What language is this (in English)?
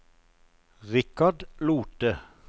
Norwegian